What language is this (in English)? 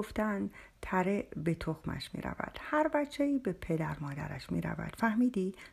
Persian